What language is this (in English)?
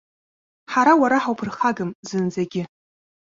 Abkhazian